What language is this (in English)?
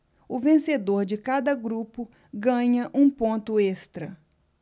Portuguese